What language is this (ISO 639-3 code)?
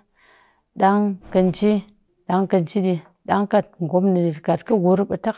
cky